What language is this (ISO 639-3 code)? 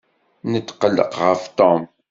kab